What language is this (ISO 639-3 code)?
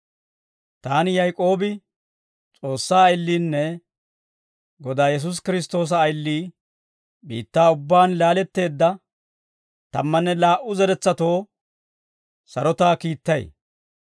dwr